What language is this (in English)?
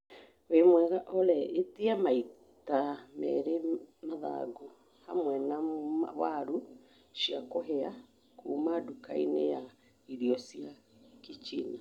Kikuyu